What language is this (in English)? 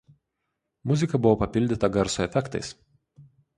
Lithuanian